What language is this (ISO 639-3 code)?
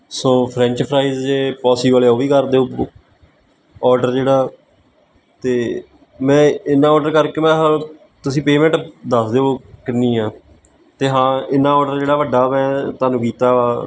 pan